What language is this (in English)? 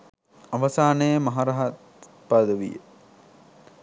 Sinhala